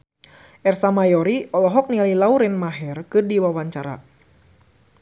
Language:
Sundanese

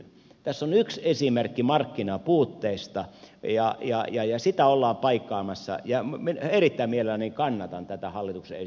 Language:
Finnish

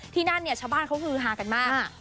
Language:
Thai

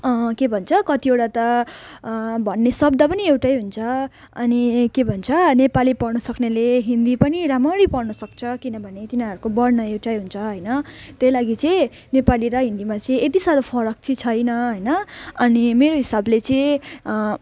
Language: Nepali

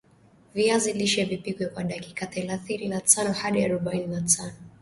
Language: Swahili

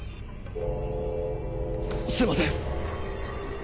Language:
Japanese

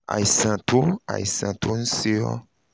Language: Yoruba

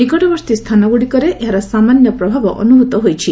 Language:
Odia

